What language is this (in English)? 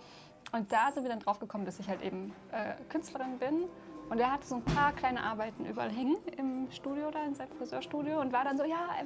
German